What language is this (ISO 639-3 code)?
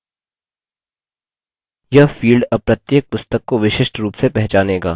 hin